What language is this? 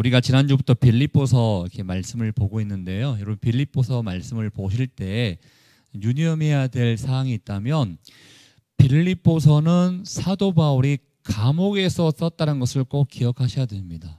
Korean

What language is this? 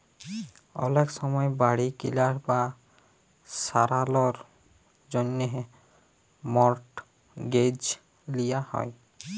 Bangla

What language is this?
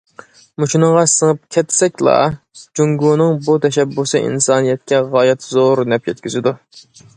Uyghur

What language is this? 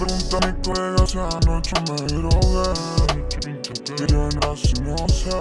Portuguese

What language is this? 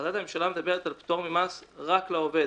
Hebrew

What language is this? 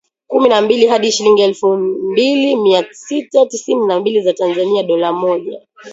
Swahili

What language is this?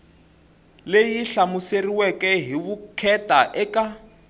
Tsonga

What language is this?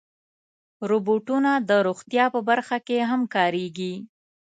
Pashto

